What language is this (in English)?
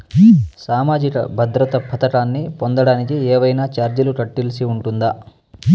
Telugu